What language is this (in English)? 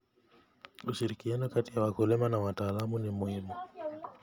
Kalenjin